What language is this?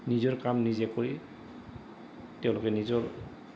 Assamese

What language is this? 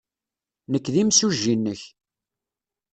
Kabyle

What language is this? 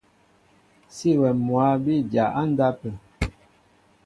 Mbo (Cameroon)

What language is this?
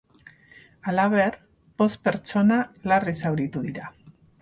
Basque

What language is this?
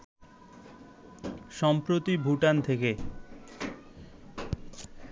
Bangla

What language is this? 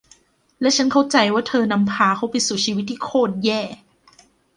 Thai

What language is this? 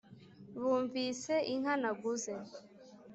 Kinyarwanda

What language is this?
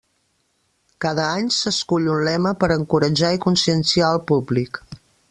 Catalan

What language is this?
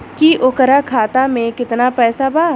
Bhojpuri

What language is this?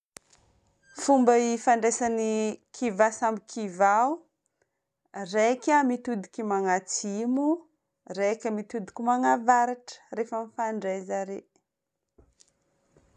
Northern Betsimisaraka Malagasy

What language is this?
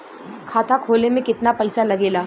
Bhojpuri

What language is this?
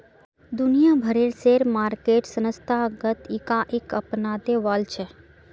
Magahi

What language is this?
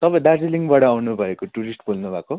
Nepali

